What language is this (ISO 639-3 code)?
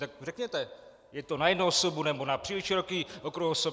ces